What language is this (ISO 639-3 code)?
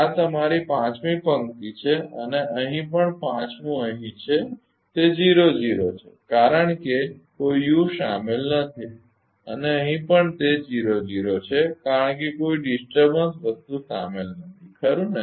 guj